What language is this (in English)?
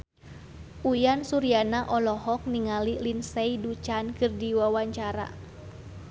Sundanese